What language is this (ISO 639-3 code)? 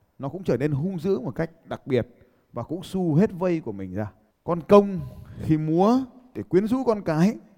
vie